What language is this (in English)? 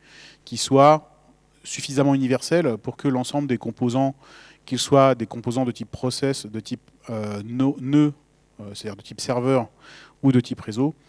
French